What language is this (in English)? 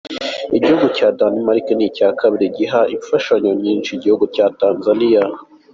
Kinyarwanda